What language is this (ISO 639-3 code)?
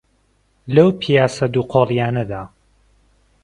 ckb